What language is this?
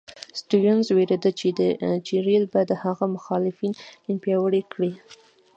Pashto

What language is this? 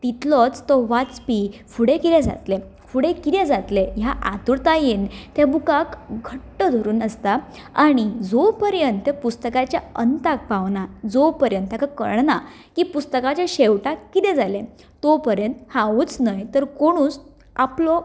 Konkani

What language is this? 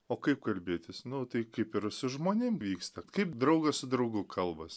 Lithuanian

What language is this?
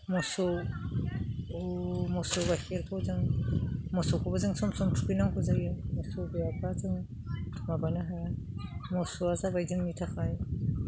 Bodo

